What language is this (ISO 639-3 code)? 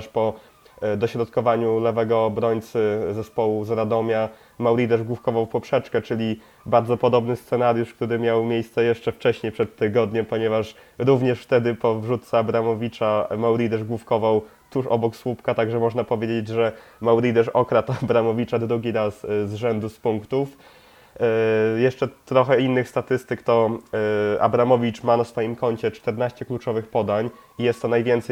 pol